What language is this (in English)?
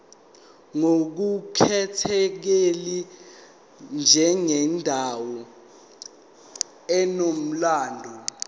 Zulu